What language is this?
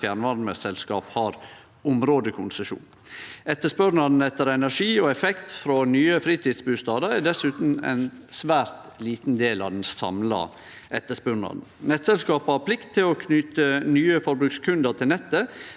Norwegian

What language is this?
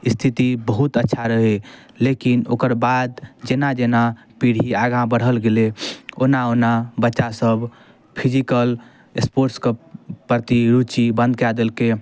Maithili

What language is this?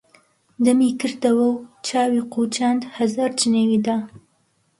Central Kurdish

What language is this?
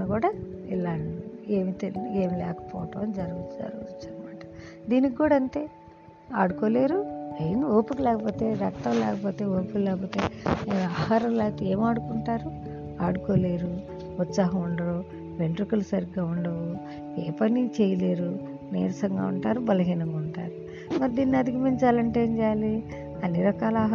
Telugu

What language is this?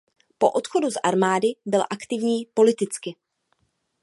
Czech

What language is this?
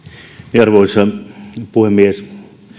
Finnish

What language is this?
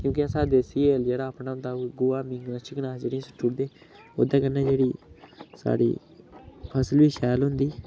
Dogri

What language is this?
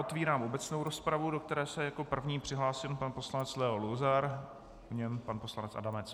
Czech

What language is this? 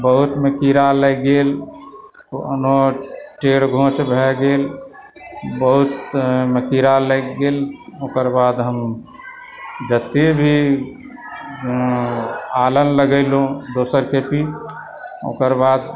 Maithili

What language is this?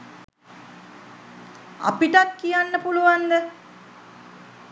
Sinhala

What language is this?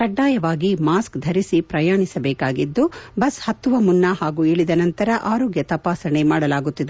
Kannada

